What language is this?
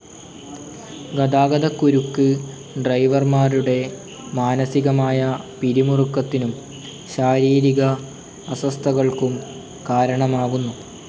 Malayalam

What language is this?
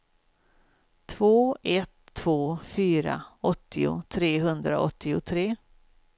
Swedish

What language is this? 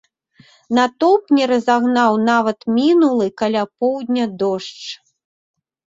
Belarusian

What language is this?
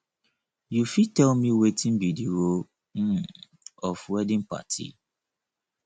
Nigerian Pidgin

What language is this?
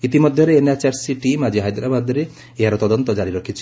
Odia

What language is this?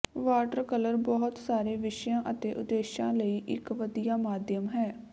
Punjabi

